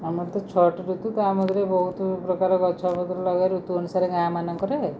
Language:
Odia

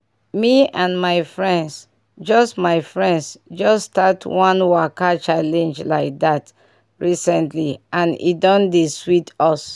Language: Nigerian Pidgin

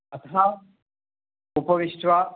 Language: Sanskrit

